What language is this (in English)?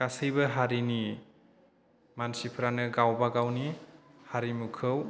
Bodo